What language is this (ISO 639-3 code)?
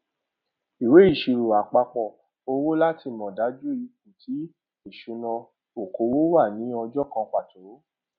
yor